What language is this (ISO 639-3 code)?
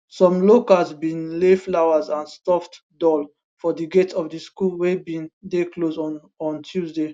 pcm